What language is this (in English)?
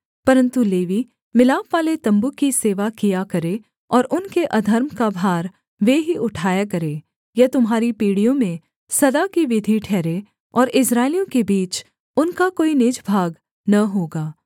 Hindi